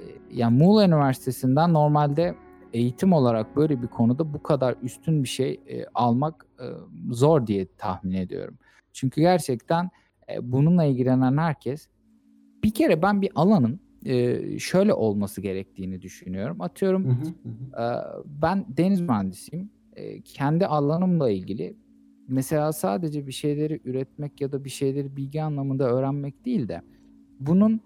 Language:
Turkish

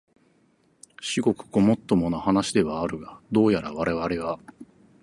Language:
Japanese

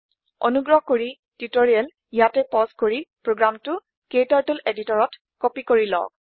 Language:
Assamese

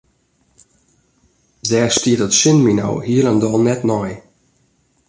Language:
Western Frisian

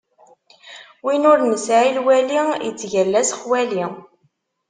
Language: Kabyle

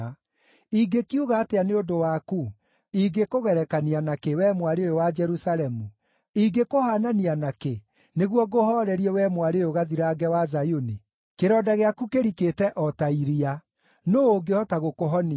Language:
Kikuyu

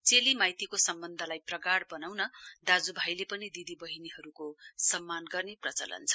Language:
Nepali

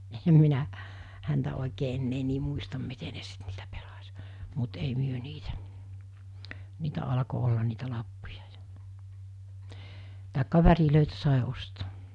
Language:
Finnish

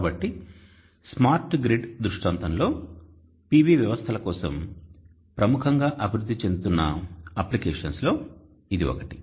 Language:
Telugu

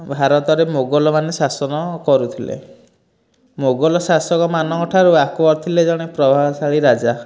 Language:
Odia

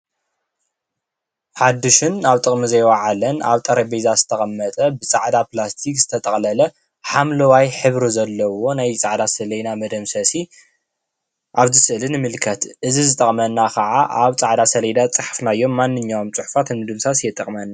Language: Tigrinya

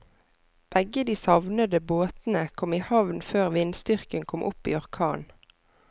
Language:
Norwegian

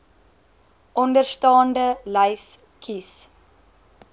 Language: Afrikaans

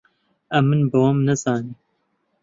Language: Central Kurdish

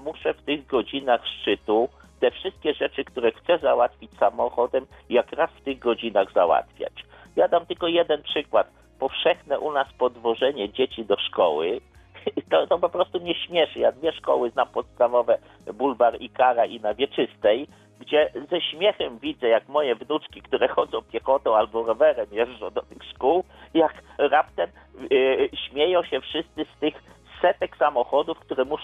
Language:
Polish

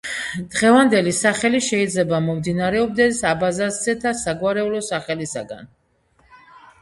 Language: Georgian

